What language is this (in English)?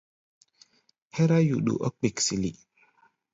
Gbaya